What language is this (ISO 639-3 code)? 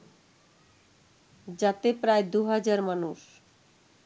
ben